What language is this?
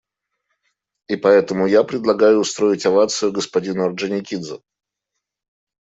Russian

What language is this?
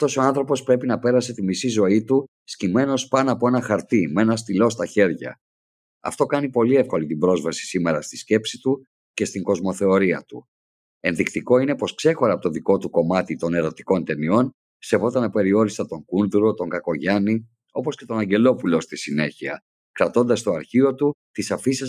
Greek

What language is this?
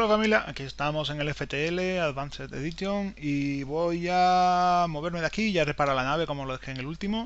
Spanish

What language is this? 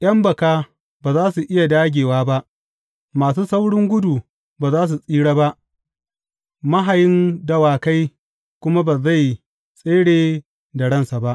Hausa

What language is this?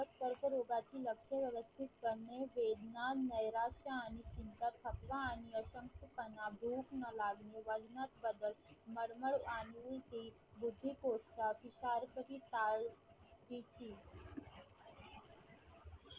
Marathi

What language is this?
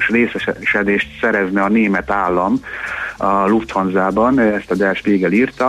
Hungarian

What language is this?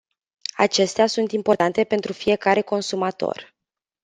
Romanian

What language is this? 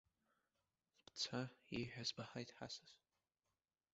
Abkhazian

